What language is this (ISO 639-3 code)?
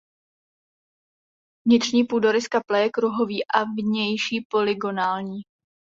ces